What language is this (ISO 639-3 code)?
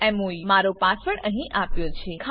guj